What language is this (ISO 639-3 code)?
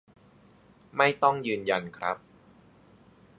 tha